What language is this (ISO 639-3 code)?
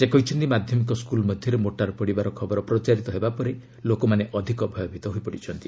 ori